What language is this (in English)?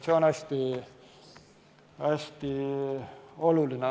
Estonian